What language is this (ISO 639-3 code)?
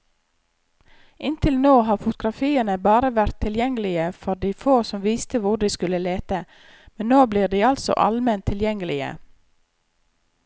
nor